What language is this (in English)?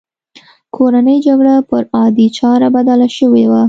Pashto